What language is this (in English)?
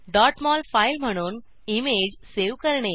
Marathi